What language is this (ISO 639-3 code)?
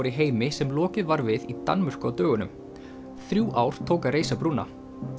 isl